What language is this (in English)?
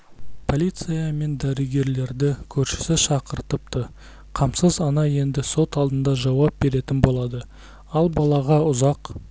Kazakh